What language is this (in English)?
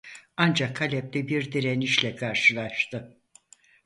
Turkish